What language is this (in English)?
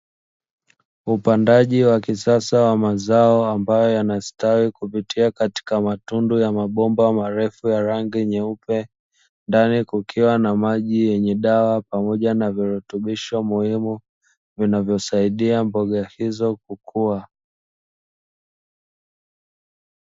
Swahili